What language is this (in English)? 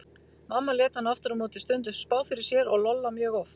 Icelandic